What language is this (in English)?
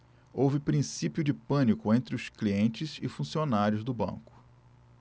Portuguese